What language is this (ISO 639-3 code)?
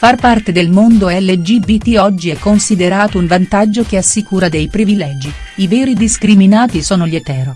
ita